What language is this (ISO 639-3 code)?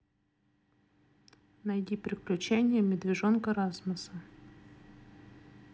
rus